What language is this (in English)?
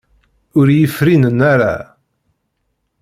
Kabyle